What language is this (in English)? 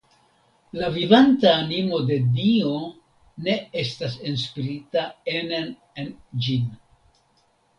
Esperanto